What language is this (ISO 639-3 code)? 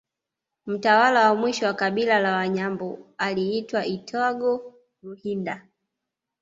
swa